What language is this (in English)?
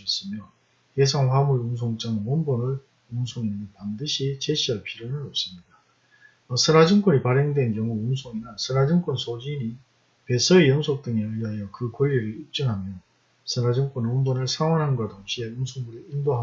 Korean